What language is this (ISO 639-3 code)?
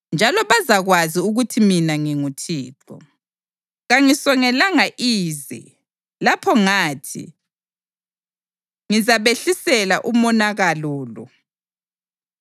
nde